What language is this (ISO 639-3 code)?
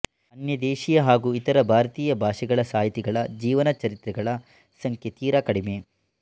kan